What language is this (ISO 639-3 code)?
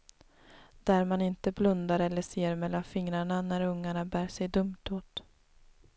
swe